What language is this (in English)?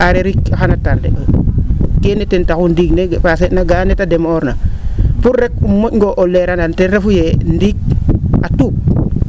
Serer